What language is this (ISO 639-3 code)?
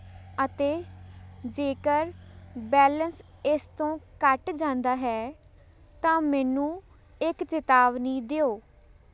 pan